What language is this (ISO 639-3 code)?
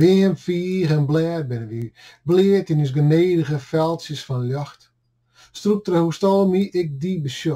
nld